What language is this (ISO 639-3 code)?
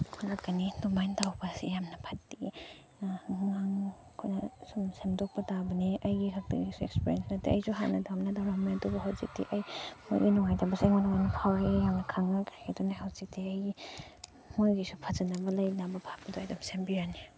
mni